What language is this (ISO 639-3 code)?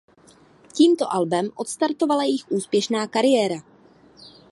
ces